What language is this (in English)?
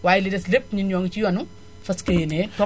Wolof